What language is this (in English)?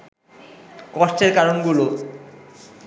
Bangla